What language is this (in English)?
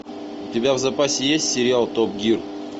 Russian